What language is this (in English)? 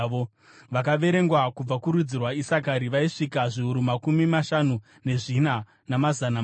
Shona